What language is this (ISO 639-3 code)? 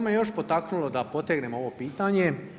hrv